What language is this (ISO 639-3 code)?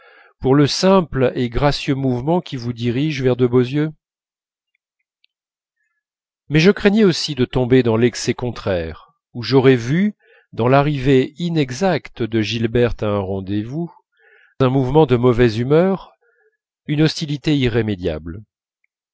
fra